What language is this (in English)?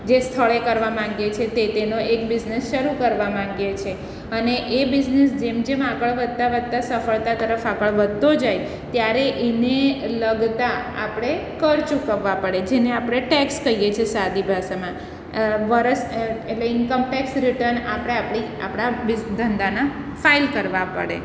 Gujarati